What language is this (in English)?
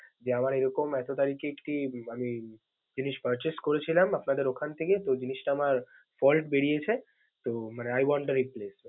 Bangla